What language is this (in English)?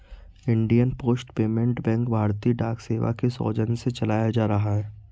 Hindi